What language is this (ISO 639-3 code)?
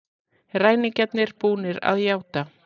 isl